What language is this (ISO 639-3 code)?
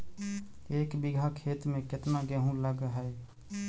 mag